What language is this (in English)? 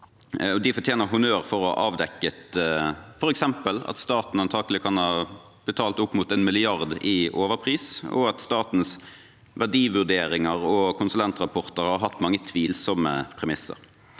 Norwegian